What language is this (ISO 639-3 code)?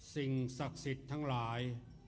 tha